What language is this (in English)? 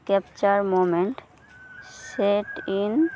Santali